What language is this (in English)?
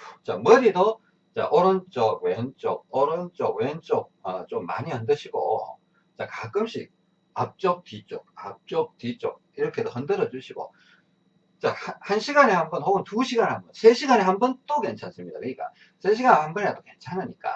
Korean